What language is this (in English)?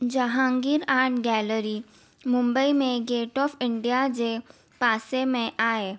Sindhi